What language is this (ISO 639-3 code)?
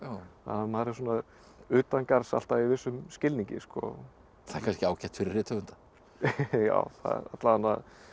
isl